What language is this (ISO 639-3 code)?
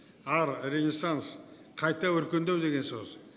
kaz